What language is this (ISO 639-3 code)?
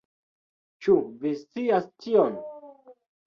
epo